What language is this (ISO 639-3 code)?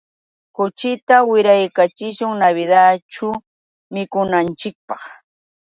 qux